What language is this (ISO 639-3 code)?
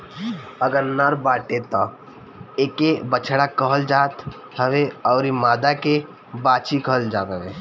bho